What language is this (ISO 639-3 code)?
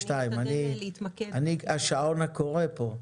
heb